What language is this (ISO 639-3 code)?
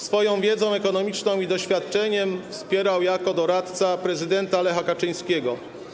pol